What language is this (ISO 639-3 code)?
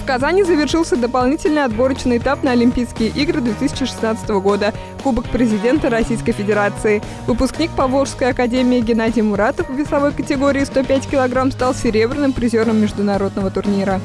rus